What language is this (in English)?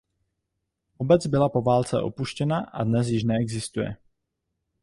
Czech